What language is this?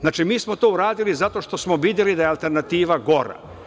Serbian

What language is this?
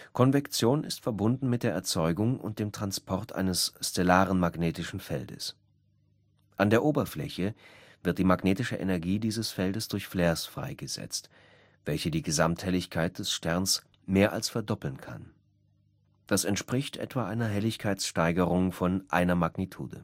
German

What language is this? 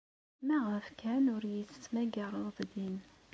Kabyle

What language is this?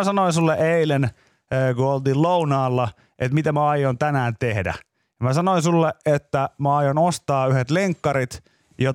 Finnish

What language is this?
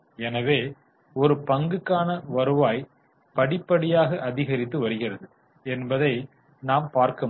Tamil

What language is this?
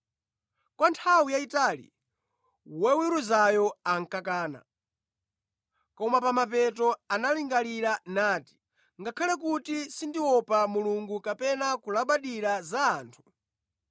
Nyanja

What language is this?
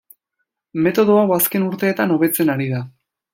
Basque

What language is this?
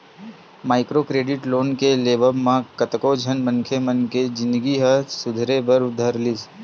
Chhattisgarhi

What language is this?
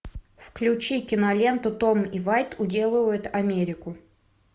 Russian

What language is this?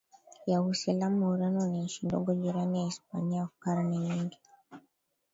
Swahili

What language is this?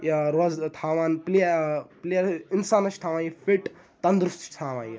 Kashmiri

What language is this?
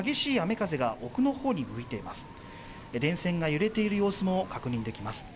Japanese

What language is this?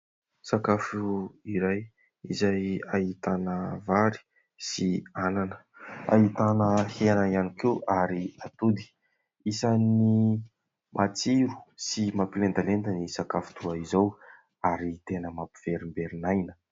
Malagasy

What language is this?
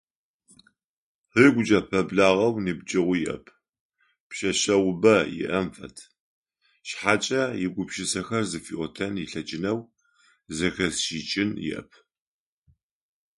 Adyghe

